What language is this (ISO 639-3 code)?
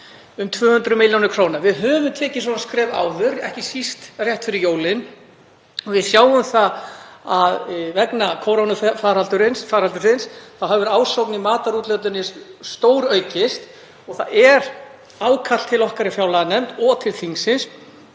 isl